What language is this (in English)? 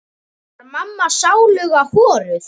Icelandic